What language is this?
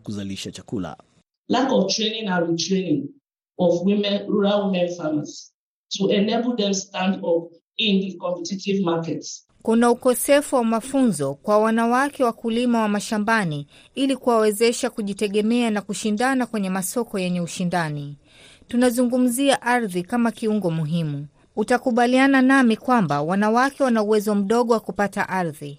Swahili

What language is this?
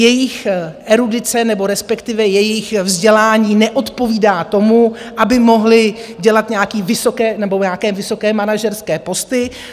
Czech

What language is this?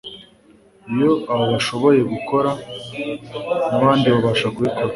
Kinyarwanda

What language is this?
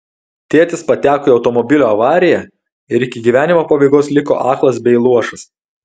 Lithuanian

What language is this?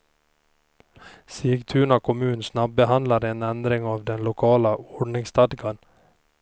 Swedish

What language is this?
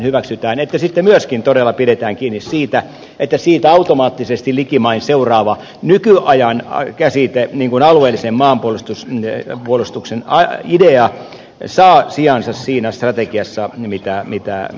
Finnish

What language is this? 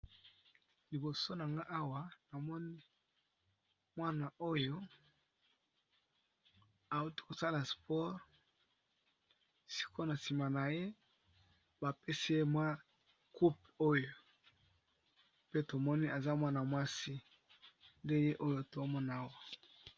Lingala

